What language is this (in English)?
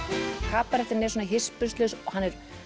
Icelandic